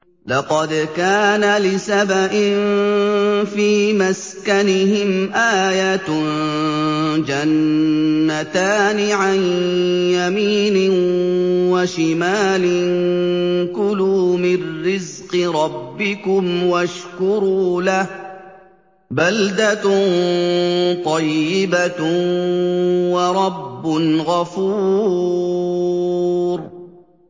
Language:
Arabic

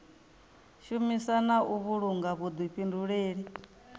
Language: Venda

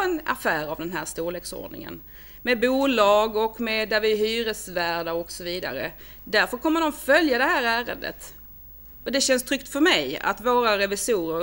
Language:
Swedish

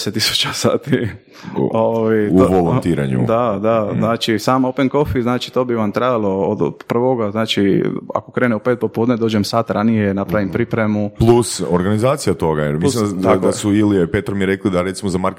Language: Croatian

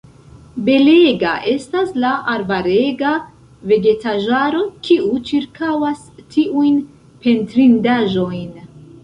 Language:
Esperanto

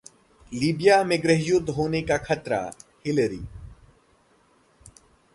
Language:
Hindi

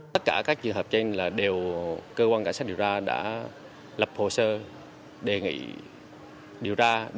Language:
Vietnamese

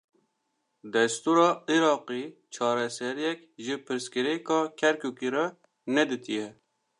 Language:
Kurdish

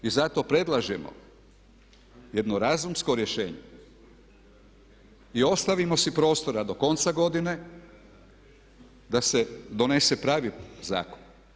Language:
Croatian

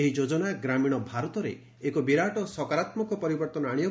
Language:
Odia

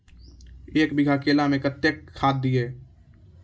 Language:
Maithili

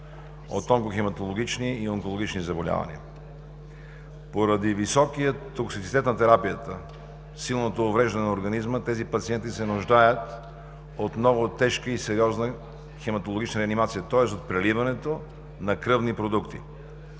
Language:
Bulgarian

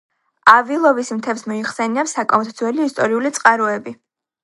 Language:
Georgian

